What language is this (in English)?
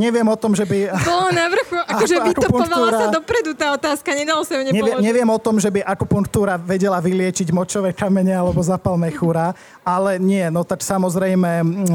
Slovak